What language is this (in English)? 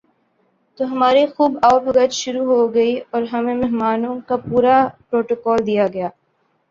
Urdu